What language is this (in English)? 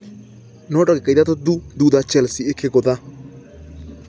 Kikuyu